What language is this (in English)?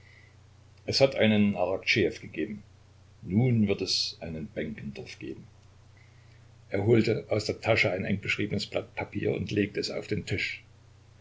German